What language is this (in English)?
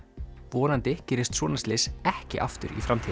Icelandic